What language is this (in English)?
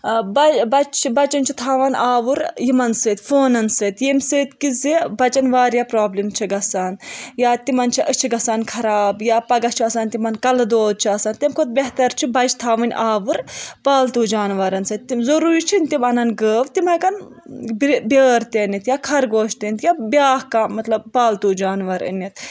Kashmiri